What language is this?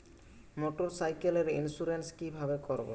Bangla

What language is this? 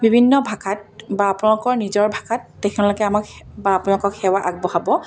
Assamese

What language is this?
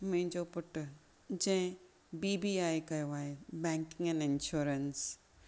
Sindhi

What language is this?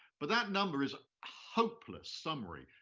English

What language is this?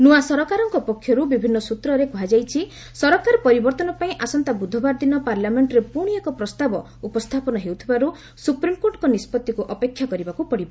Odia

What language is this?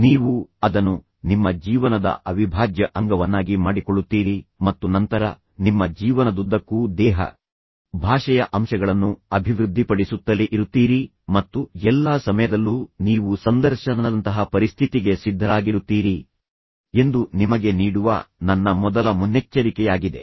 Kannada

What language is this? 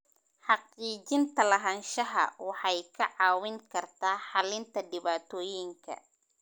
Somali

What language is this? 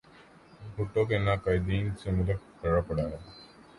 Urdu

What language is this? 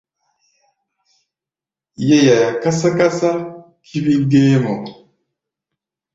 Gbaya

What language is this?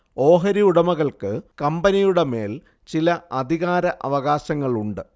Malayalam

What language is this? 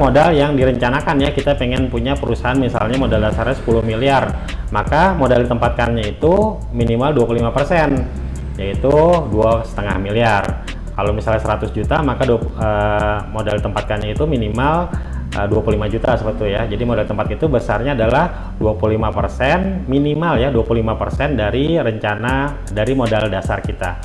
Indonesian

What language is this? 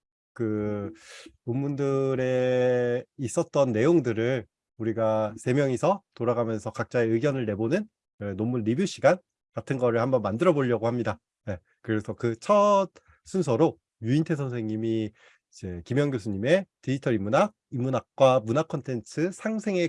Korean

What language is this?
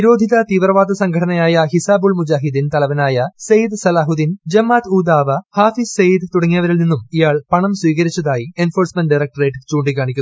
Malayalam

